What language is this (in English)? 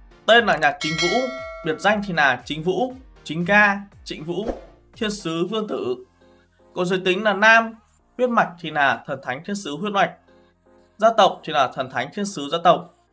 Vietnamese